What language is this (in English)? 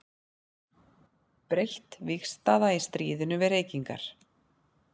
Icelandic